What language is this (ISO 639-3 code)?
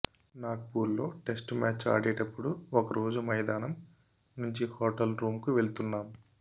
tel